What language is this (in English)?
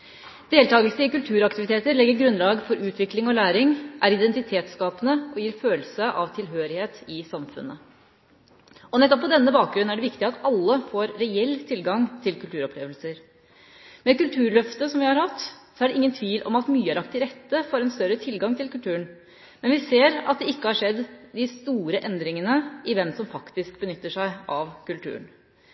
Norwegian Bokmål